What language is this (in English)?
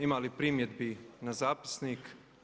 Croatian